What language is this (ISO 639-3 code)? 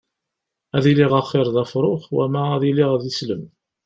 kab